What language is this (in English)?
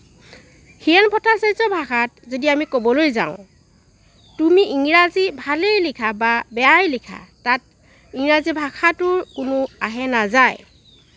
Assamese